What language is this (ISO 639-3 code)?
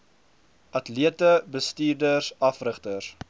afr